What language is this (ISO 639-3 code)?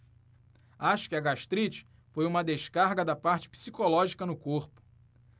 por